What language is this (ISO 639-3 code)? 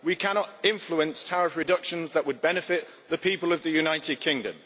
eng